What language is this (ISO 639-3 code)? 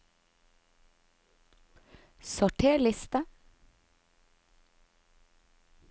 nor